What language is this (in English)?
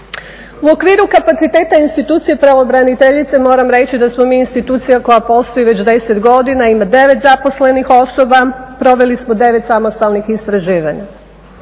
Croatian